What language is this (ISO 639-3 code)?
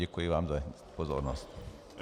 ces